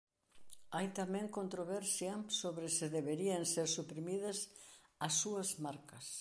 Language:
Galician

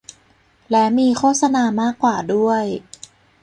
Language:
Thai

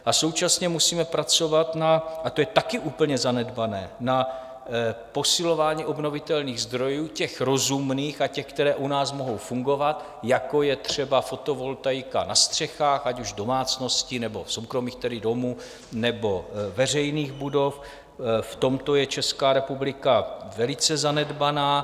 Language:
Czech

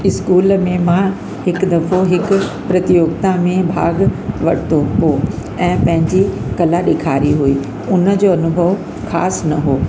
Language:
Sindhi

